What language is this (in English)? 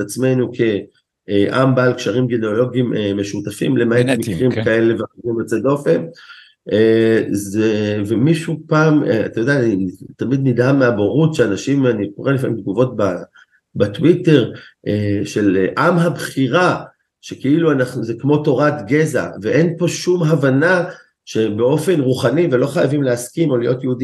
Hebrew